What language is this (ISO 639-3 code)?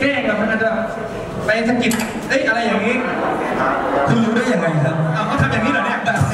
tha